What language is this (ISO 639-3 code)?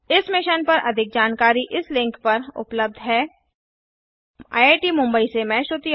hin